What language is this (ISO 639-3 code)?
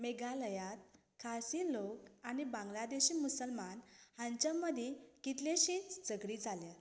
kok